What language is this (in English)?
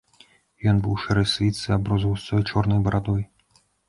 Belarusian